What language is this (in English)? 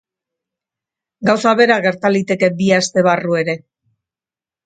Basque